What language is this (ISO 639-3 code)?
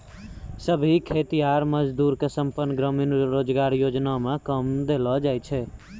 mai